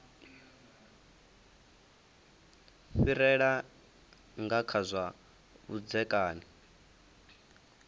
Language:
Venda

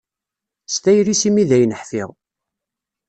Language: Kabyle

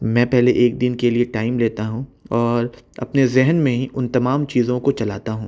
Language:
Urdu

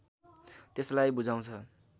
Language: Nepali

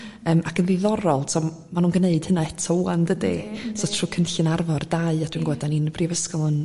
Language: Welsh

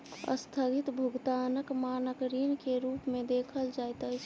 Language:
Maithili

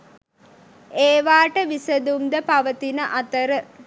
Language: Sinhala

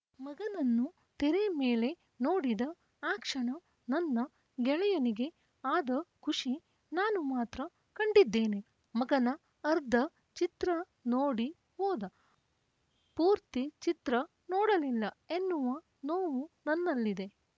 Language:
Kannada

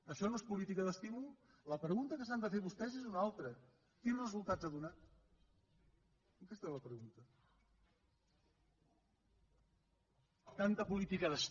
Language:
Catalan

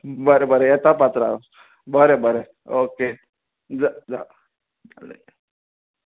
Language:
Konkani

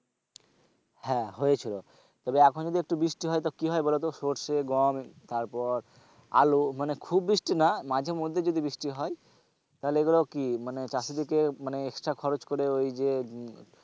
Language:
Bangla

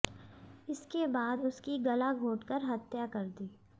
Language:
Hindi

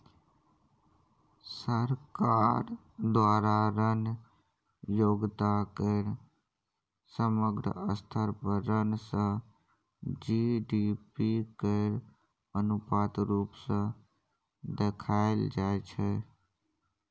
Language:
Maithili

